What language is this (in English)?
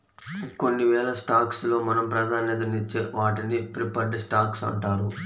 Telugu